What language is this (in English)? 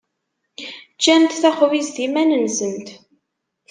Kabyle